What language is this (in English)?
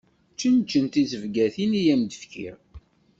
Kabyle